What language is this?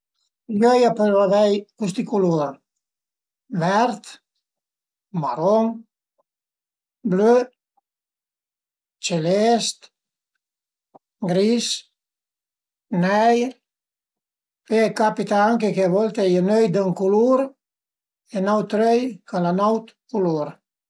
Piedmontese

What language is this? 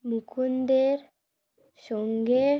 Bangla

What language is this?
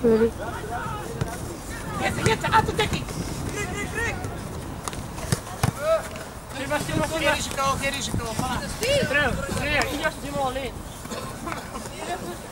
Dutch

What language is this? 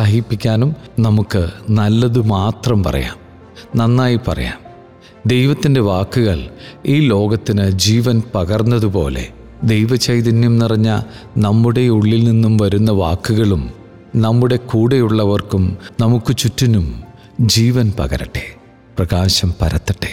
Malayalam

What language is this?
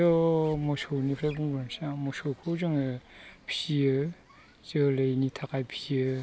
Bodo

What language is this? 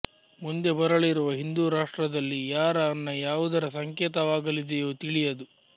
Kannada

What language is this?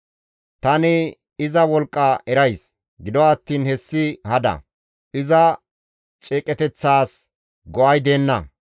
Gamo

